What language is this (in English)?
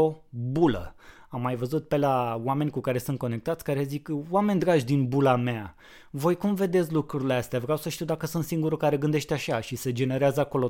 Romanian